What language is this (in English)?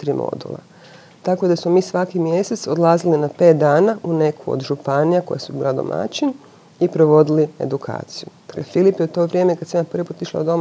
Croatian